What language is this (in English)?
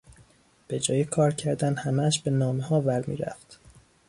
Persian